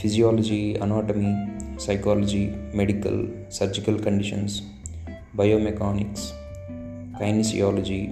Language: Telugu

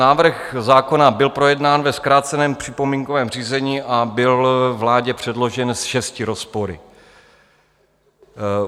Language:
Czech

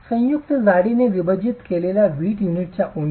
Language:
Marathi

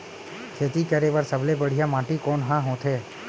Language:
Chhattisgarhi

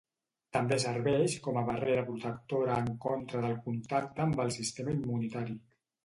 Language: Catalan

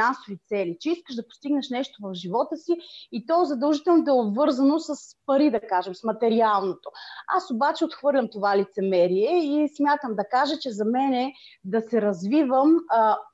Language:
Bulgarian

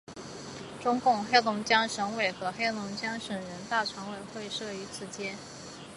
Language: Chinese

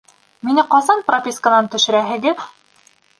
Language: Bashkir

